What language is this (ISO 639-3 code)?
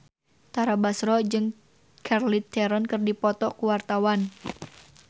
sun